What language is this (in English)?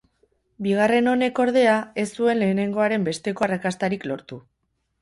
Basque